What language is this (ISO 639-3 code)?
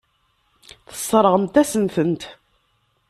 kab